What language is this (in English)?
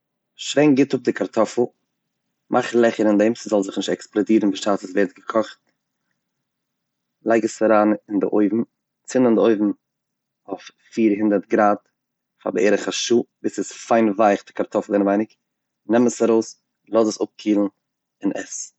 Yiddish